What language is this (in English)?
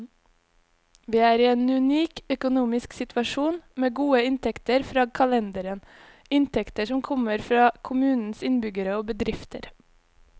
Norwegian